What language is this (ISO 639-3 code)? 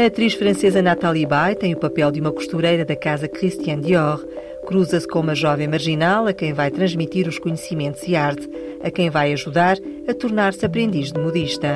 por